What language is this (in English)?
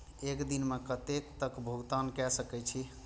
Maithili